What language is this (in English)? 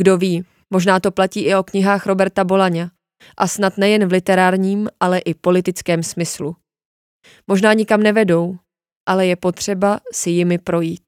Czech